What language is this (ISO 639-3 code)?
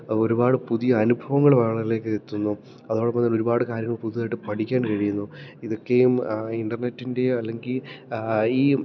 mal